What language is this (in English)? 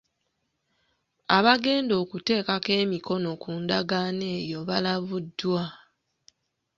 Ganda